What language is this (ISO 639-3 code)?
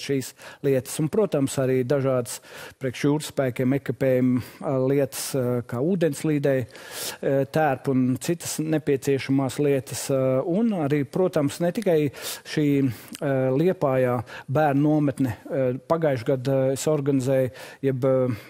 lav